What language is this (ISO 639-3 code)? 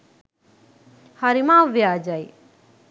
sin